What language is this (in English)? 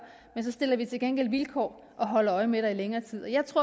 Danish